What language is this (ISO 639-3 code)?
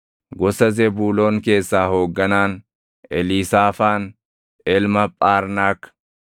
orm